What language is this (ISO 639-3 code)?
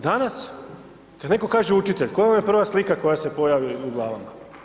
hrv